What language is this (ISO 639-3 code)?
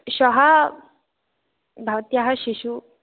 san